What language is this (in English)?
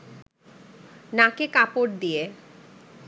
Bangla